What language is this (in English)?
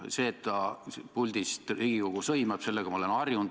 Estonian